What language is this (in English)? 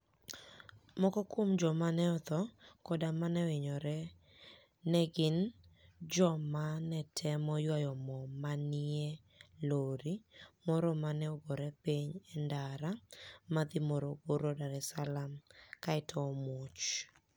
Luo (Kenya and Tanzania)